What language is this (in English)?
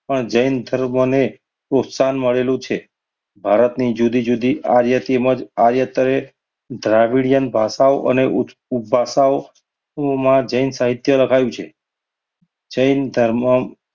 Gujarati